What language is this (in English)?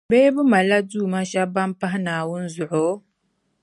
Dagbani